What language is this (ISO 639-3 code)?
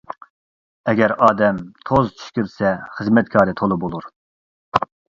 uig